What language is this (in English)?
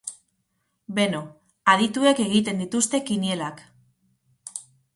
Basque